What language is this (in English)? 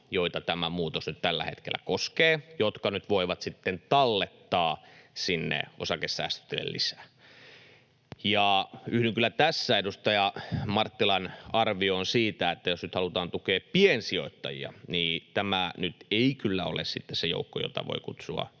Finnish